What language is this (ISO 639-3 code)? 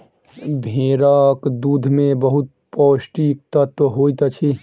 mai